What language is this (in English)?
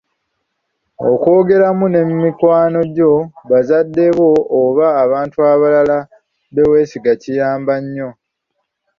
Ganda